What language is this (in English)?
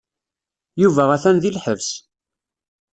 Kabyle